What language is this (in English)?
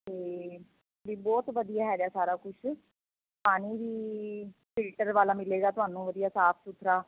Punjabi